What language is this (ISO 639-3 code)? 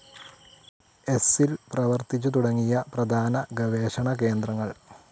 mal